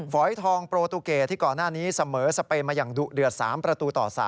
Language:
Thai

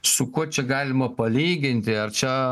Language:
Lithuanian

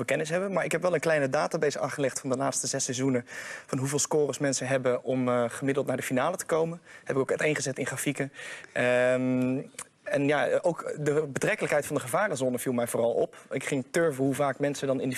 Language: Dutch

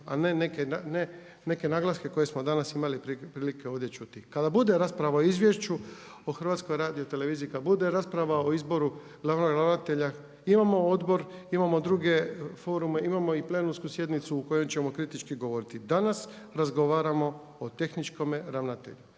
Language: Croatian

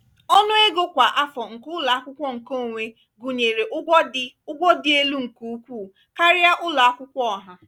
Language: Igbo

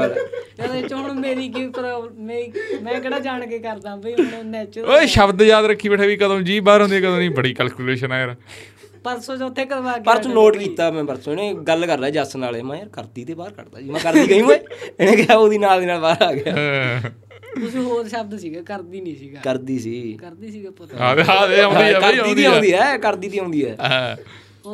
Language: Punjabi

